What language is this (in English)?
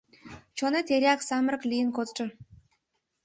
Mari